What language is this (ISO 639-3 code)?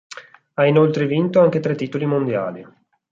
ita